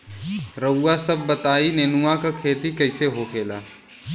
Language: Bhojpuri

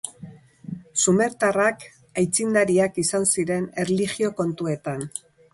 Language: Basque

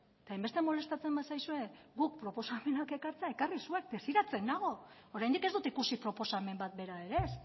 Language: Basque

